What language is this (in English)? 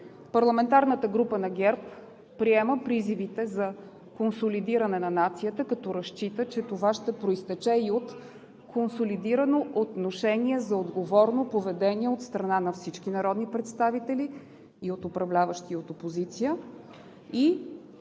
Bulgarian